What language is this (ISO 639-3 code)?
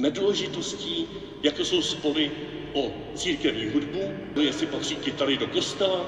ces